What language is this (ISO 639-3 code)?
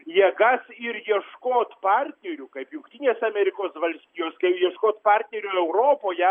lit